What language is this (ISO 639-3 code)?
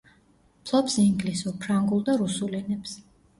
kat